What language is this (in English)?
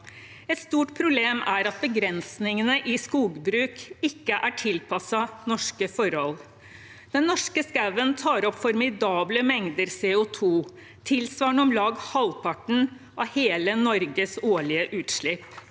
Norwegian